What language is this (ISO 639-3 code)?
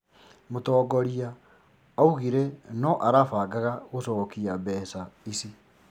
kik